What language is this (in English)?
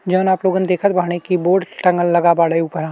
Bhojpuri